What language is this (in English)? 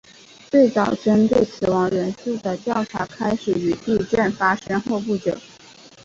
Chinese